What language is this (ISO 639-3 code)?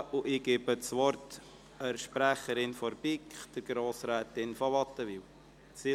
gsw